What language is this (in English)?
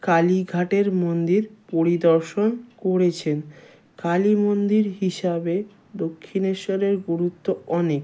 Bangla